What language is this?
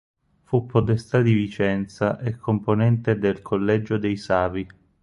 Italian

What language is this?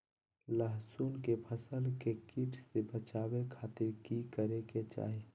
Magahi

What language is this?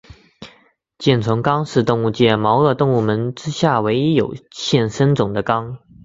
Chinese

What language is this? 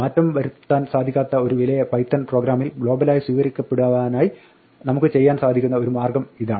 Malayalam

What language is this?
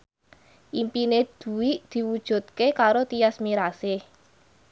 Javanese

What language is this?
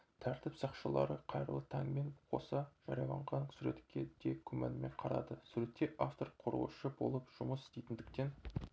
Kazakh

